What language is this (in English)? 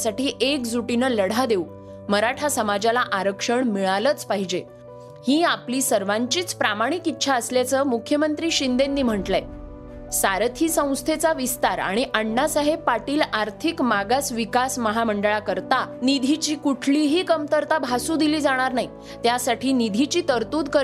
Marathi